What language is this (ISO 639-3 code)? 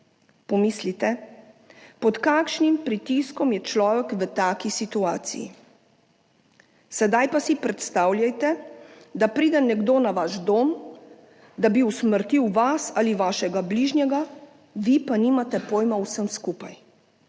slv